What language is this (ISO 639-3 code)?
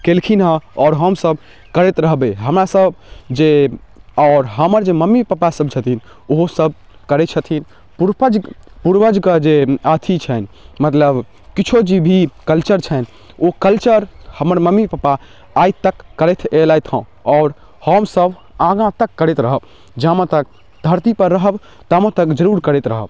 mai